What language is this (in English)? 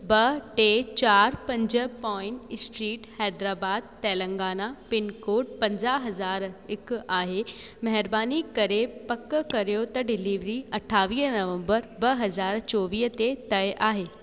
Sindhi